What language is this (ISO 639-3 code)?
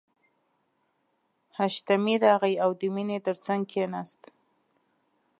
pus